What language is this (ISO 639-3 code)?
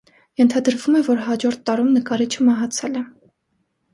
hye